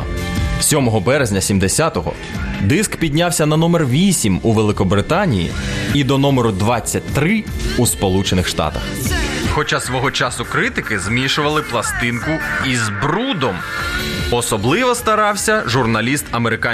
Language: Ukrainian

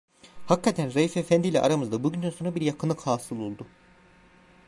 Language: Turkish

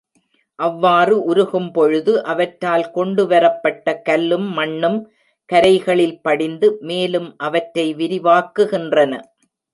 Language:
Tamil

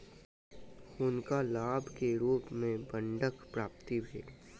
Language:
Maithili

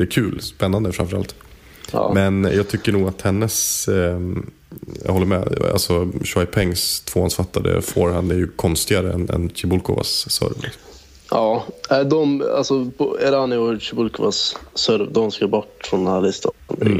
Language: Swedish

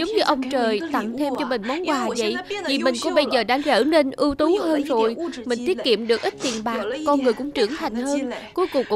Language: Vietnamese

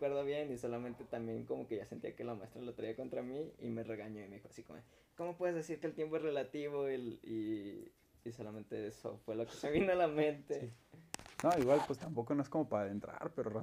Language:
Spanish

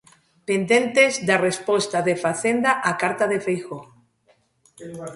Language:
Galician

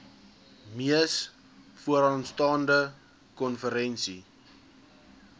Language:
Afrikaans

